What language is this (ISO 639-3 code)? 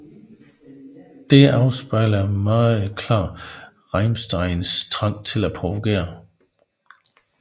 dan